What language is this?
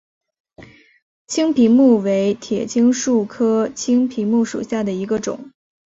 Chinese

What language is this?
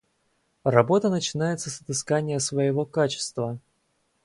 Russian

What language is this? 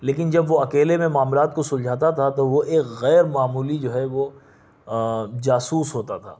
Urdu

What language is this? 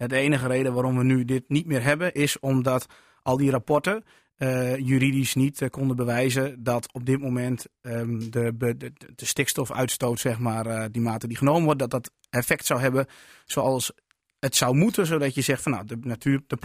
Dutch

